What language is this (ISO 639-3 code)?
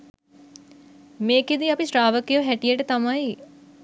sin